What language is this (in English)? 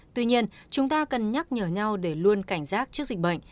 Vietnamese